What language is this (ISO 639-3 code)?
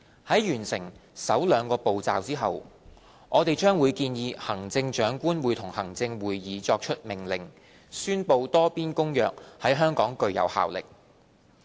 yue